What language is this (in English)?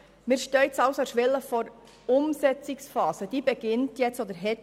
Swiss German